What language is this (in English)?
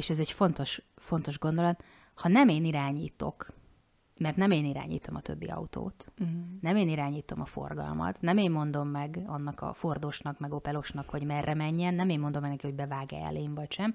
Hungarian